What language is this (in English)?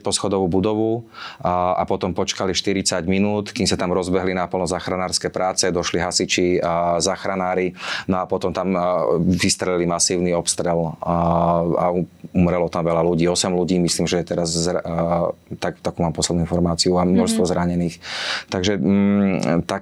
Slovak